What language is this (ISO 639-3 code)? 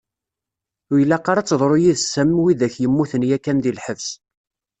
kab